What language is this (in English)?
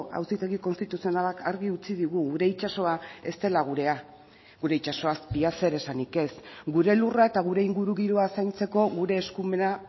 Basque